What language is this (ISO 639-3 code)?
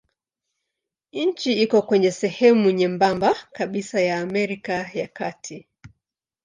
swa